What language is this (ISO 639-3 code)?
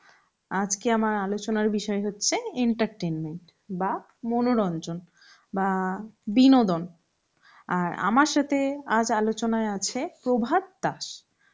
ben